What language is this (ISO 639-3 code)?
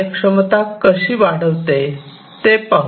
mar